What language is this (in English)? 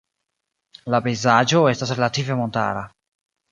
Esperanto